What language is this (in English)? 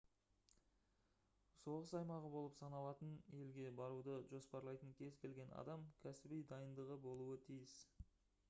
Kazakh